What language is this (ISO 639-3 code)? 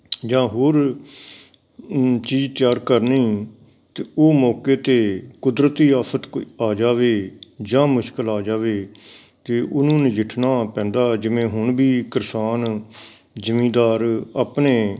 pan